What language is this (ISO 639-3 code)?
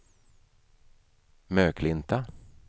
swe